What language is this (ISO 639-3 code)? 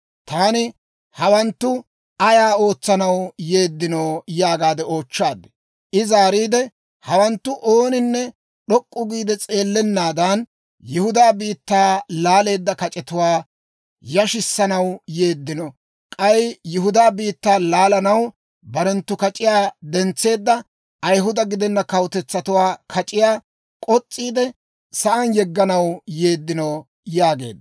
dwr